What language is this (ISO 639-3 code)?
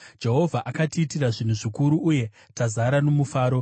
sna